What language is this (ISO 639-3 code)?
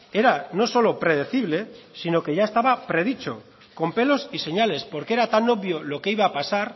spa